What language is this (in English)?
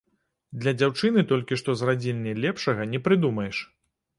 Belarusian